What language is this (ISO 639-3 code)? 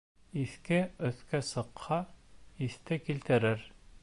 bak